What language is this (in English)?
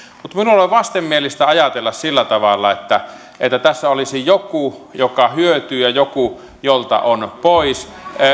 Finnish